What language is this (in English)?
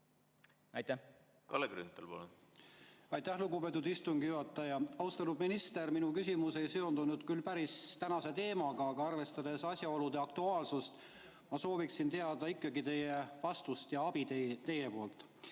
Estonian